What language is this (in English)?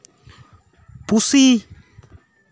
Santali